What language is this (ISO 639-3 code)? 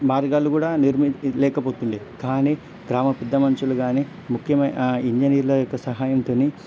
tel